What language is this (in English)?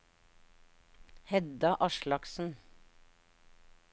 Norwegian